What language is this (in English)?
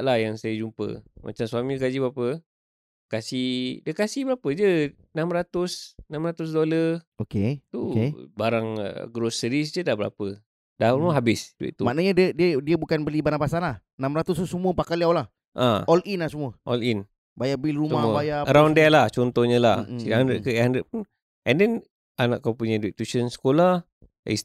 Malay